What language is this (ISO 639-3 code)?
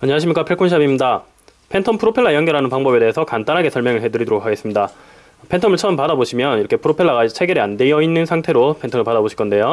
kor